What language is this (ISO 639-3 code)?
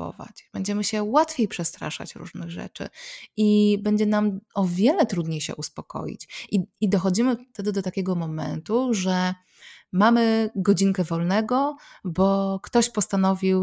pol